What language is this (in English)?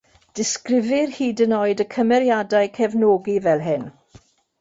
Welsh